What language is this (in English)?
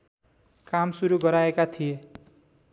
Nepali